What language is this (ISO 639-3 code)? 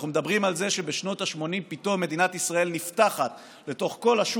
heb